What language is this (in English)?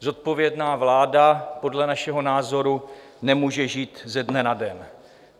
Czech